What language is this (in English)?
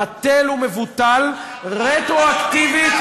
Hebrew